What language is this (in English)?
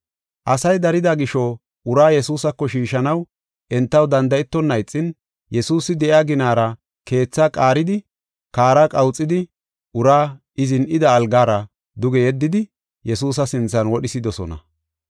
Gofa